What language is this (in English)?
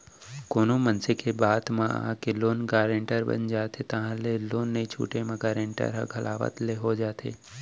Chhattisgarhi